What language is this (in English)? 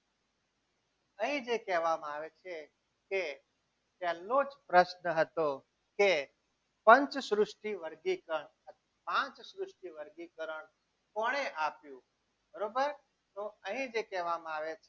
Gujarati